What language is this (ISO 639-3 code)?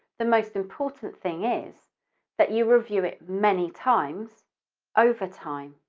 eng